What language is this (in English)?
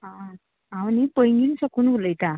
Konkani